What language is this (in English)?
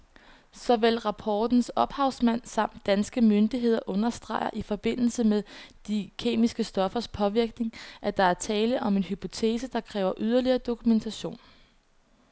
Danish